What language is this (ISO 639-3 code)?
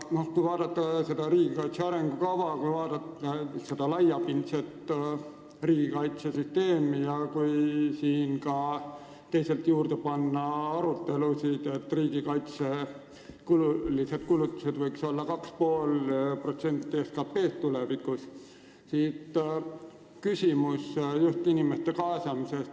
est